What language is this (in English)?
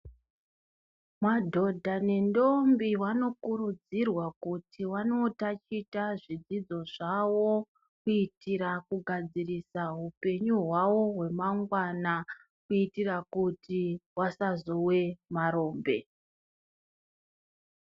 Ndau